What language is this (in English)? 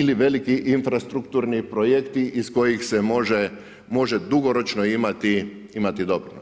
Croatian